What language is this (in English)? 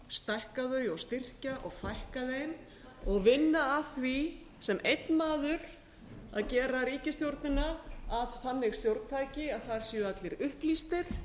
Icelandic